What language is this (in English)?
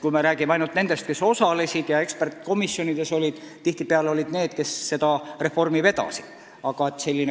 Estonian